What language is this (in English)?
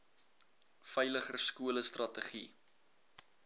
Afrikaans